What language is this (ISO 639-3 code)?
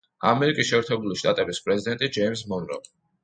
kat